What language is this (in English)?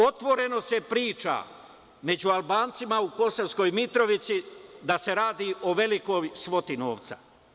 Serbian